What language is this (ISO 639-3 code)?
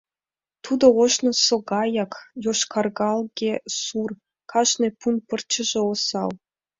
chm